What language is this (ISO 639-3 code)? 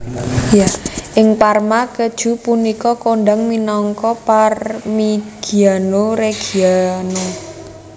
jav